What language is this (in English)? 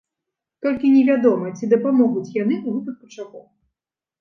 Belarusian